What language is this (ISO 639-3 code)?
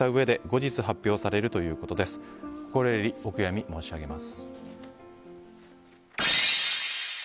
jpn